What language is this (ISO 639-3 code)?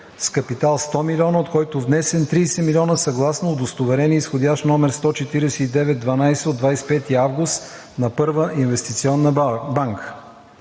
bul